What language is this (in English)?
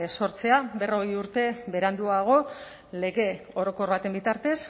Basque